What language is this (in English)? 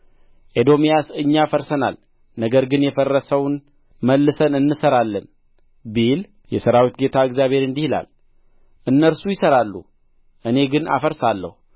Amharic